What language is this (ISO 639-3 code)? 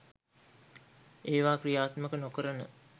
sin